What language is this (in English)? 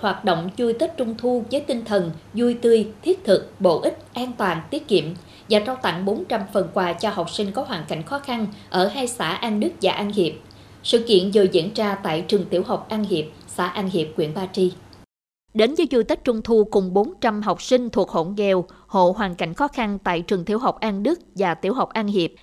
Vietnamese